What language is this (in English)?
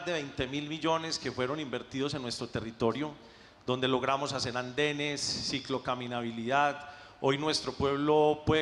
Spanish